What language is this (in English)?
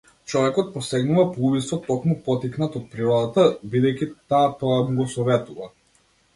Macedonian